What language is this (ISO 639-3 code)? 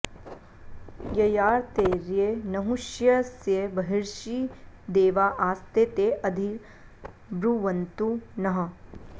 san